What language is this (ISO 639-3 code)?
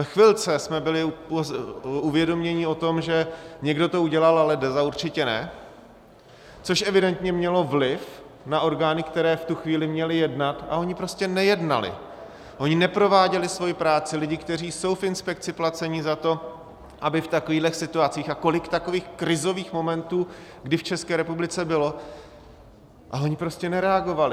ces